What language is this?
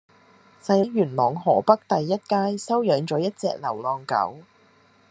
Cantonese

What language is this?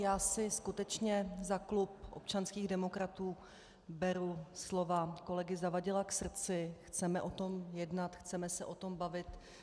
Czech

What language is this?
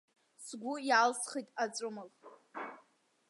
Abkhazian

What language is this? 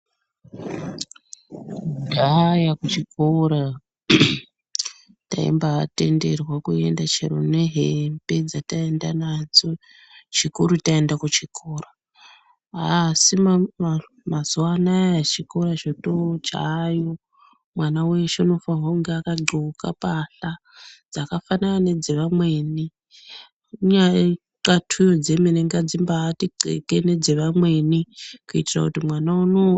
Ndau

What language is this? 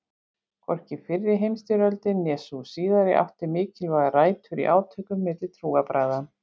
Icelandic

